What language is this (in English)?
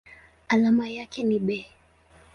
Swahili